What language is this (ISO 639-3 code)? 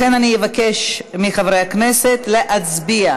heb